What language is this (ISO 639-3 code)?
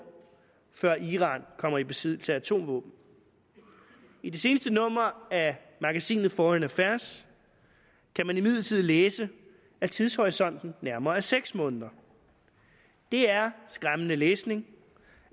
dan